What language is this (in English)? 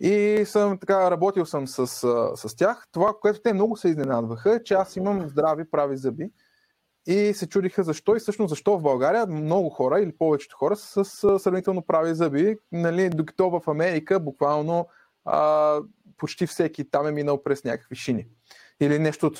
Bulgarian